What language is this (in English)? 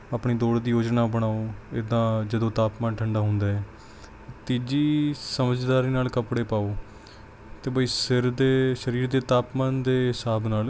Punjabi